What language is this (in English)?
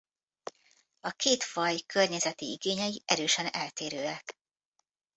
Hungarian